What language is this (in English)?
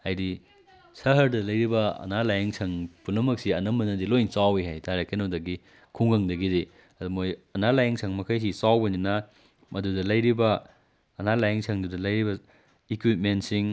Manipuri